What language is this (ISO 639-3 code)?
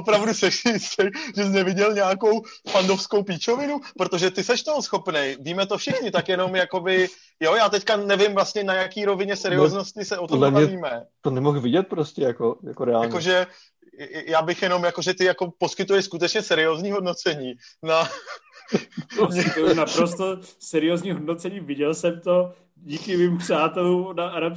ces